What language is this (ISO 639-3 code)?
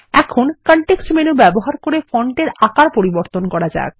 ben